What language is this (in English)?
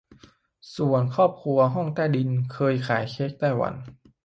Thai